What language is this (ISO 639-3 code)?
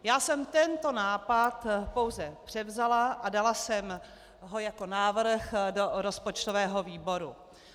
ces